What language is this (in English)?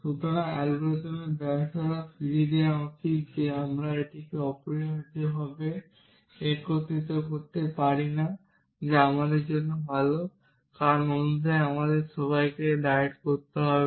Bangla